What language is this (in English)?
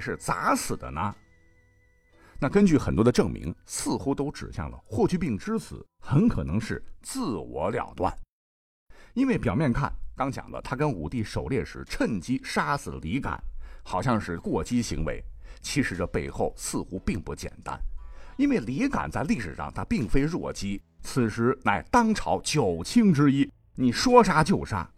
Chinese